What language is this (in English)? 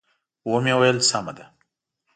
Pashto